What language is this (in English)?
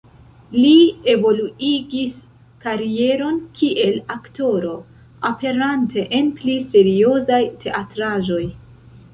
Esperanto